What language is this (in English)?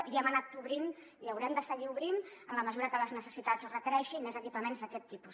Catalan